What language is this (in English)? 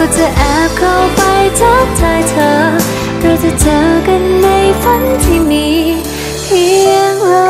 Thai